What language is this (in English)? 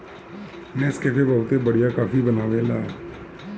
Bhojpuri